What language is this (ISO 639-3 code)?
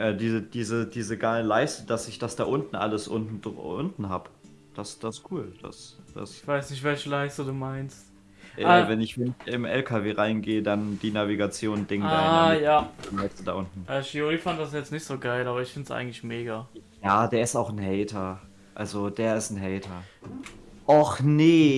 deu